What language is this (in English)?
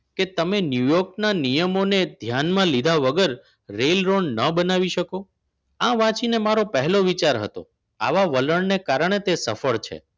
Gujarati